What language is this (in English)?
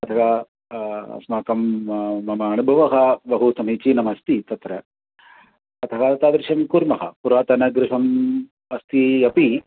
Sanskrit